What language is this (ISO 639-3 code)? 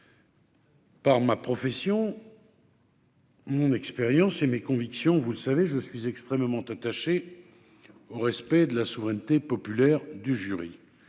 fra